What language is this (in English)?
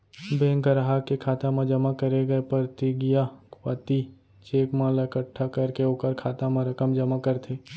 Chhattisgarhi